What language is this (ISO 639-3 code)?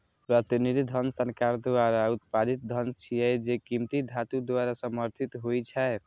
mai